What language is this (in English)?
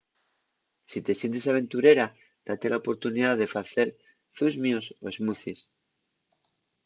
Asturian